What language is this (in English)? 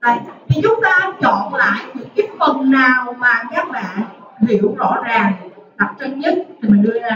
Vietnamese